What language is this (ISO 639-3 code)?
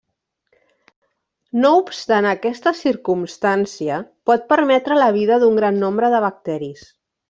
cat